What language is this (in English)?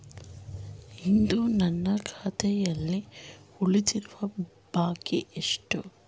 Kannada